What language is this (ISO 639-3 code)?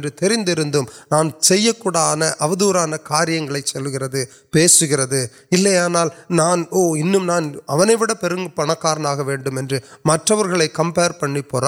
urd